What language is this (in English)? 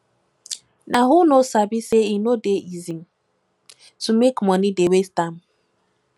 Nigerian Pidgin